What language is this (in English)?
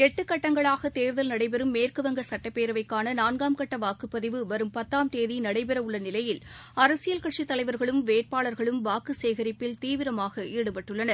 Tamil